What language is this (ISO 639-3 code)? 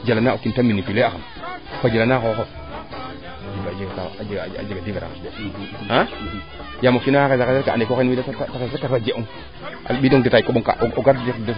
srr